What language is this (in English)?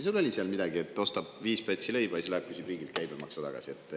Estonian